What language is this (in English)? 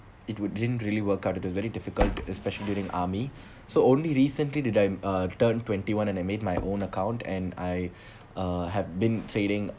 English